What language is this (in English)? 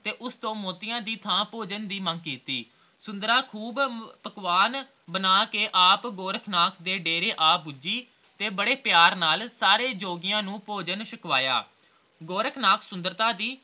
Punjabi